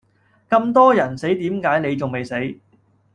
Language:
Cantonese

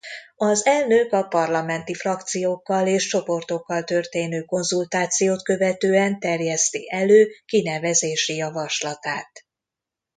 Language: Hungarian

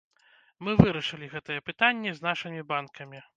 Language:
Belarusian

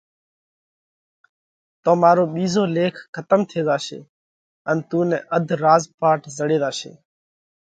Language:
Parkari Koli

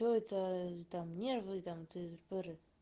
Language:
Russian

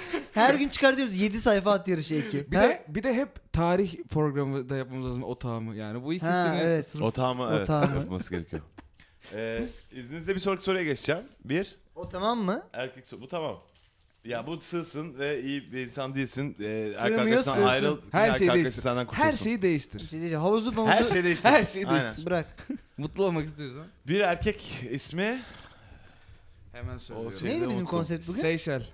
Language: Turkish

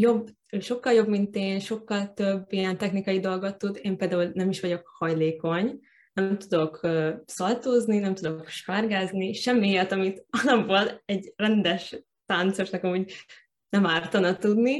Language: Hungarian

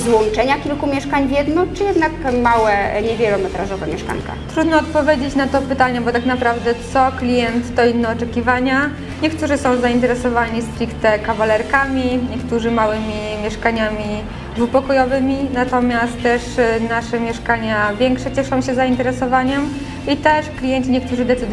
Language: Polish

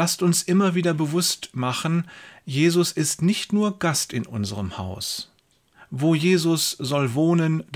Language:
German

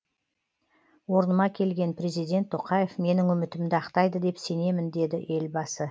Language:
Kazakh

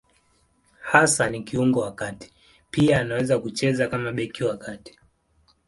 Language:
Swahili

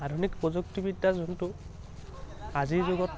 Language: Assamese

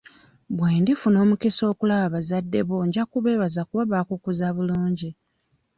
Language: Ganda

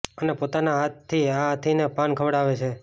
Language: Gujarati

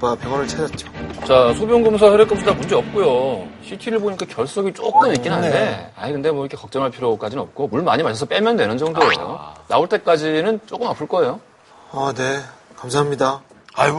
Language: Korean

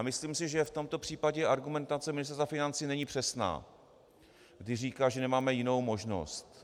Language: Czech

